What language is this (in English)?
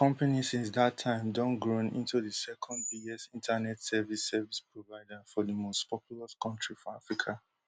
Nigerian Pidgin